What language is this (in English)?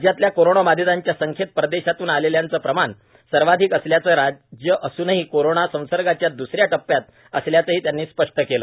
Marathi